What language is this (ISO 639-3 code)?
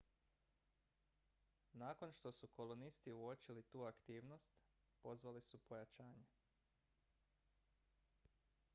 hrv